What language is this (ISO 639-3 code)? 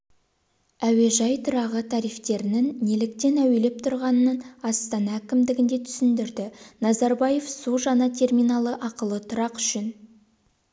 kaz